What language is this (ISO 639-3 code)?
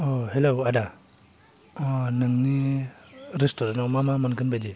brx